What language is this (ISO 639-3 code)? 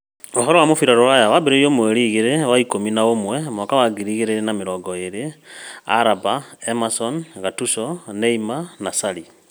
kik